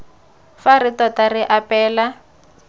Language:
Tswana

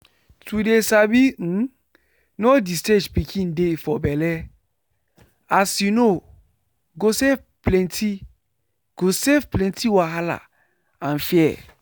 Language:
Nigerian Pidgin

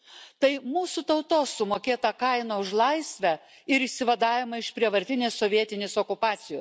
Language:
Lithuanian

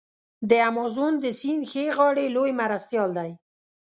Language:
Pashto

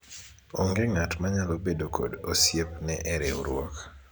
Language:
Luo (Kenya and Tanzania)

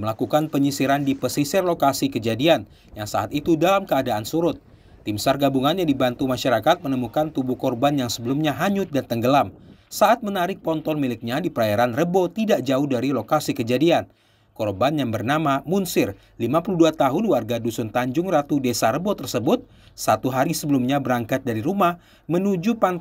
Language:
Indonesian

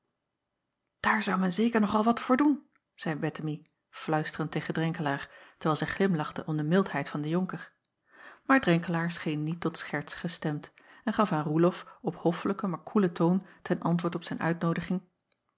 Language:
Dutch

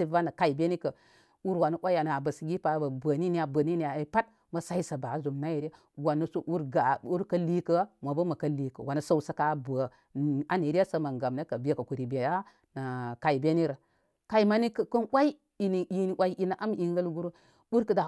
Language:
Koma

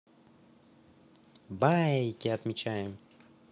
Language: Russian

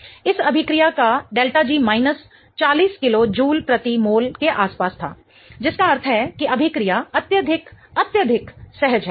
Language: Hindi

